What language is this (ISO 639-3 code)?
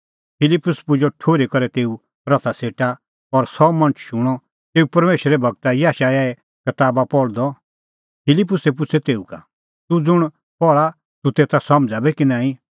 kfx